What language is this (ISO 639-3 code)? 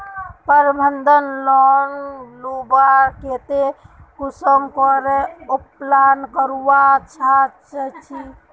mag